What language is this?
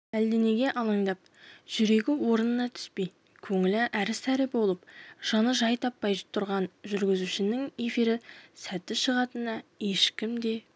Kazakh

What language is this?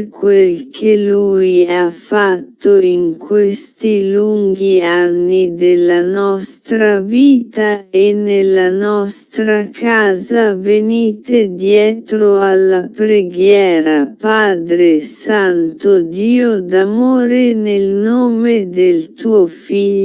Italian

